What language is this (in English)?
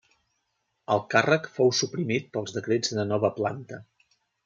Catalan